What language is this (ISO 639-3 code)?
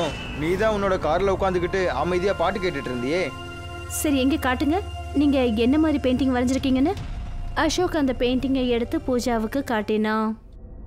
tam